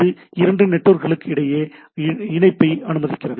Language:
Tamil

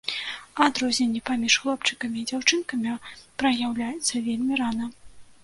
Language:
Belarusian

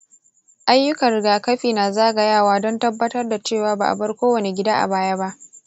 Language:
Hausa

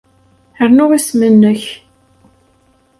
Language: Kabyle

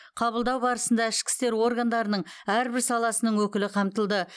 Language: Kazakh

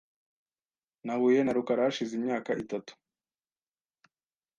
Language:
Kinyarwanda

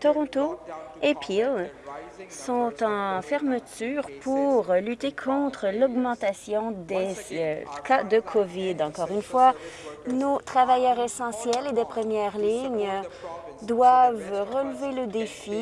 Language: French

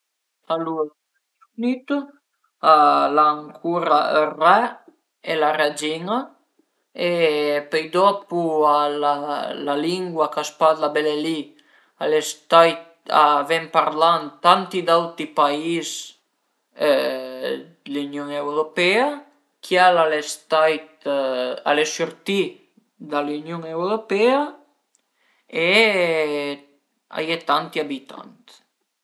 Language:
Piedmontese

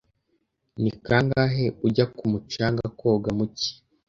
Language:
Kinyarwanda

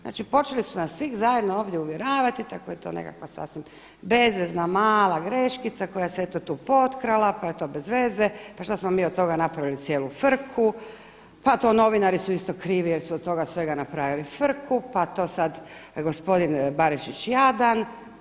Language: Croatian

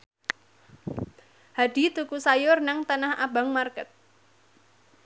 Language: Javanese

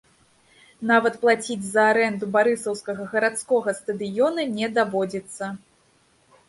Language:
Belarusian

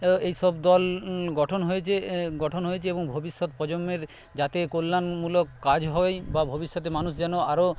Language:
Bangla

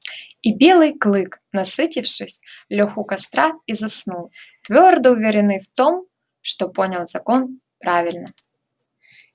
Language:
Russian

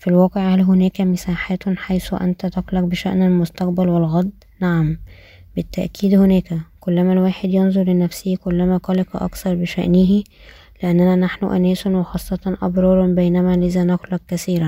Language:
Arabic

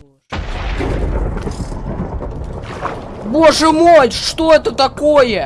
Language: Russian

